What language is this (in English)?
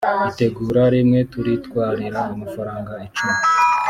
Kinyarwanda